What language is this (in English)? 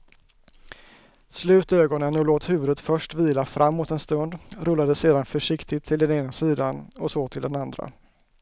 Swedish